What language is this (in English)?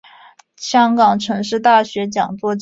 Chinese